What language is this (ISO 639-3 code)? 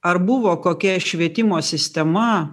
lit